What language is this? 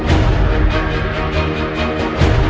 Indonesian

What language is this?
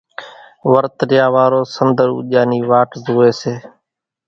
Kachi Koli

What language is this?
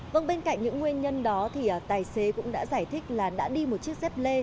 Vietnamese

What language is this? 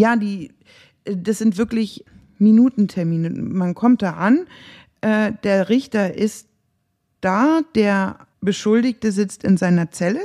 German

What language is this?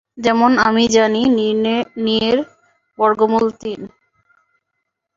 Bangla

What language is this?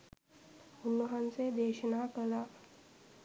Sinhala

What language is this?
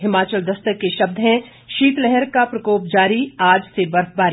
Hindi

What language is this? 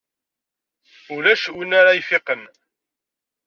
Kabyle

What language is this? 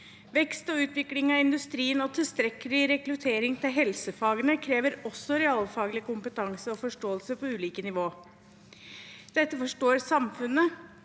Norwegian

